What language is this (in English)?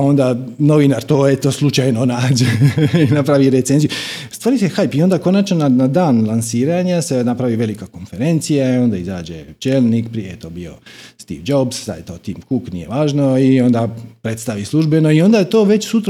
Croatian